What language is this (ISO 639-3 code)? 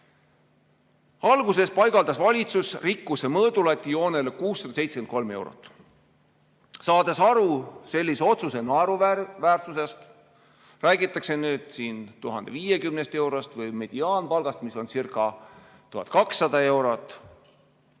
est